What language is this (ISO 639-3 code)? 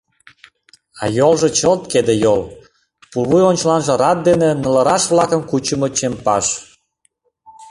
chm